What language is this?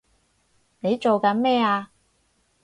Cantonese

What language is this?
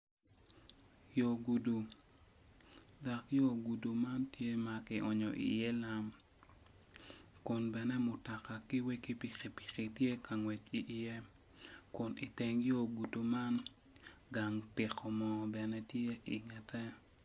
Acoli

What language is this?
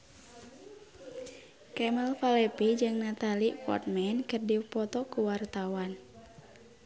Sundanese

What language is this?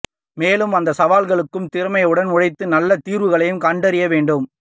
Tamil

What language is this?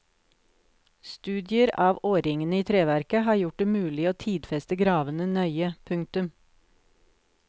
Norwegian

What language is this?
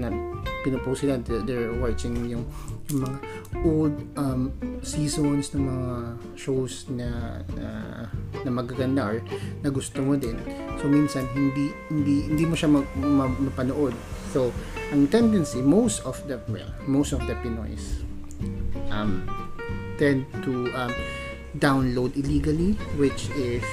Filipino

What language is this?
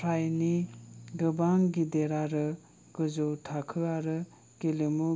Bodo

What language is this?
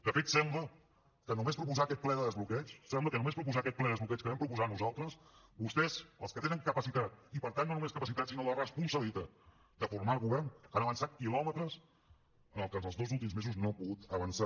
Catalan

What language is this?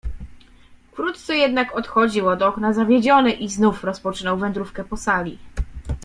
Polish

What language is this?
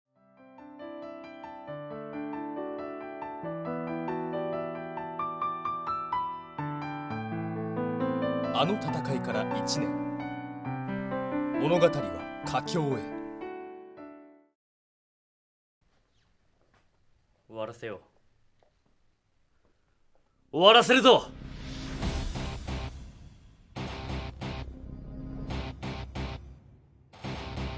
Japanese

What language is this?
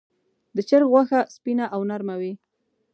Pashto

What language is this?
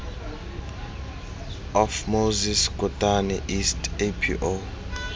Tswana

